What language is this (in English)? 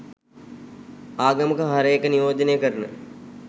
Sinhala